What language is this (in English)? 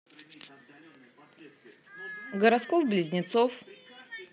Russian